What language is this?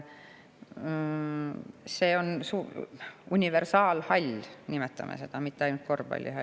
Estonian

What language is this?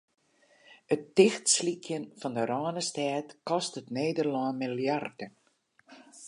Western Frisian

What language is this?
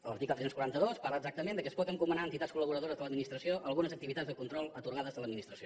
Catalan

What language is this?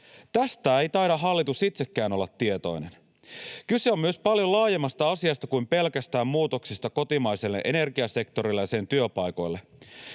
Finnish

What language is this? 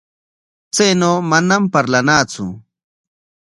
Corongo Ancash Quechua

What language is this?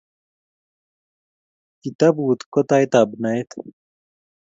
Kalenjin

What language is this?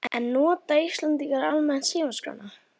Icelandic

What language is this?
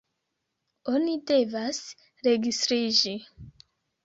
Esperanto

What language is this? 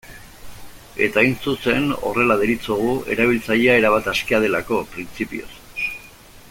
Basque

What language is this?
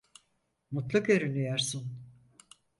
Turkish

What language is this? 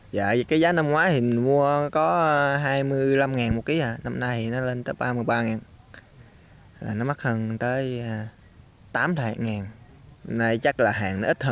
Vietnamese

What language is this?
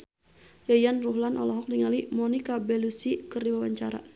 Sundanese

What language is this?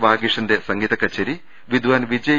Malayalam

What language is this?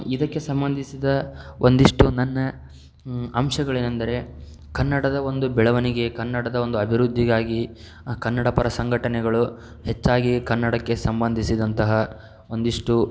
Kannada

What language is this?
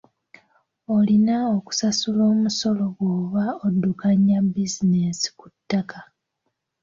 Ganda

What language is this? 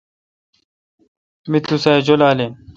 Kalkoti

